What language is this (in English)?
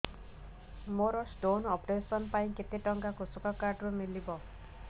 Odia